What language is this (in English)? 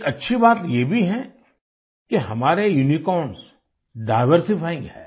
Hindi